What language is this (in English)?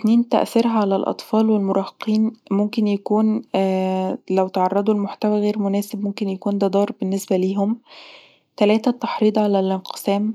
Egyptian Arabic